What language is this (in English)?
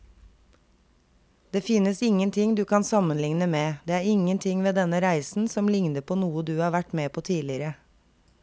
Norwegian